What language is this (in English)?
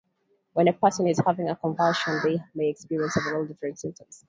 English